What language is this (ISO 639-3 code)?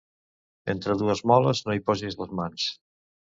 cat